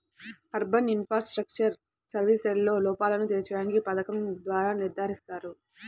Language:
Telugu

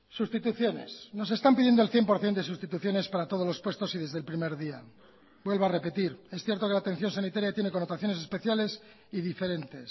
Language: Spanish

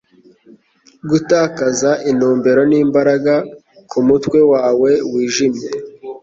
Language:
Kinyarwanda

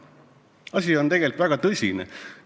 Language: Estonian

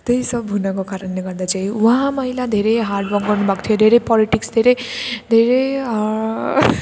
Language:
Nepali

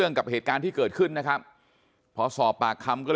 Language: Thai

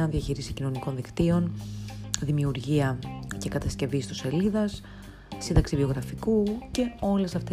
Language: Greek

